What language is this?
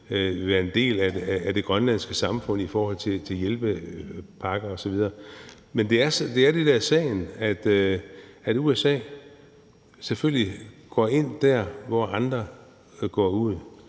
Danish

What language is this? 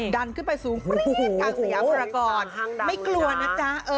Thai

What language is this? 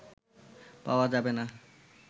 Bangla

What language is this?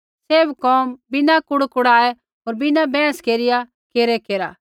Kullu Pahari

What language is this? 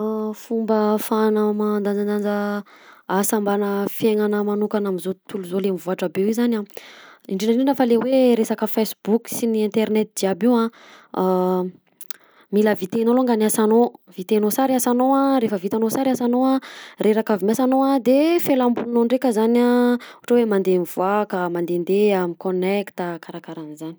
Southern Betsimisaraka Malagasy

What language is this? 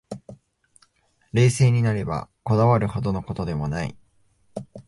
Japanese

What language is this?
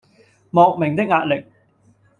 Cantonese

